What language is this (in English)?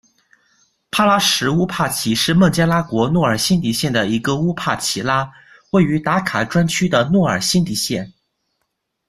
Chinese